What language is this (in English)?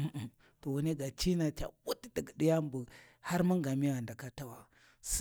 Warji